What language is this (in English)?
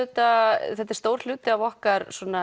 Icelandic